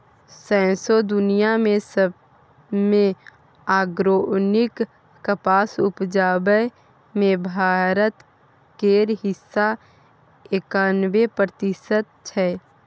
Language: Maithili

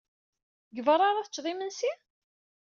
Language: Kabyle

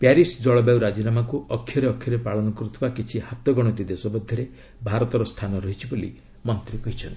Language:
Odia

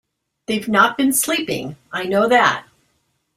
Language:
English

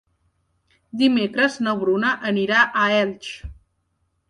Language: Catalan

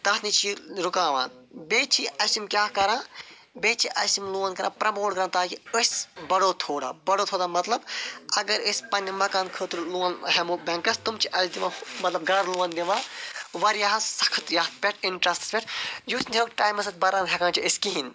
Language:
Kashmiri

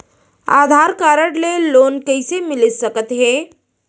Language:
Chhattisgarhi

